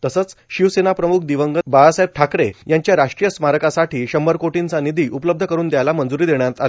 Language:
Marathi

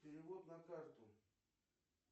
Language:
Russian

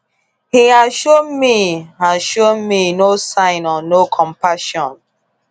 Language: Igbo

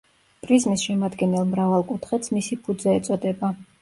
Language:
Georgian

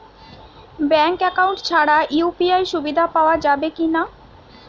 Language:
Bangla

